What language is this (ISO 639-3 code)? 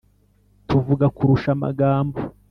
kin